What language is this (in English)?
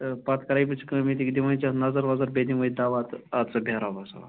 Kashmiri